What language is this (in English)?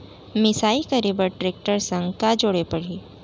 Chhattisgarhi